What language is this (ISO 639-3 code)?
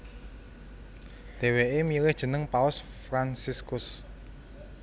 jav